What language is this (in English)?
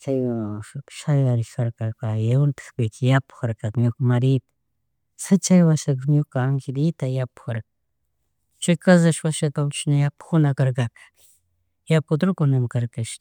Chimborazo Highland Quichua